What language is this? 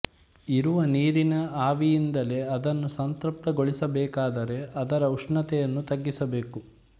Kannada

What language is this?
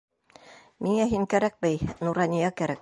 Bashkir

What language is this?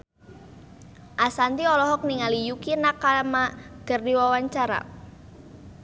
Sundanese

